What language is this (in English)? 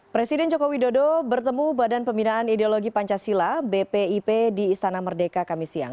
Indonesian